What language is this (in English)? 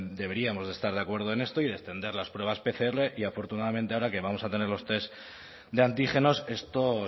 Spanish